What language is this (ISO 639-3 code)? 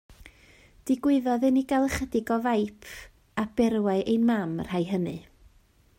cym